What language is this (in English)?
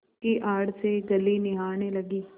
Hindi